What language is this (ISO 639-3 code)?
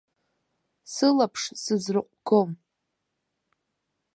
abk